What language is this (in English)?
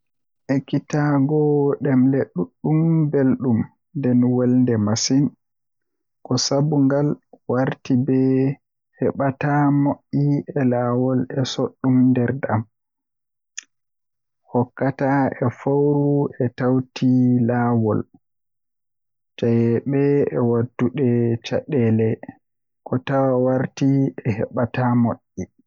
Western Niger Fulfulde